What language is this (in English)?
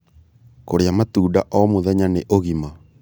Kikuyu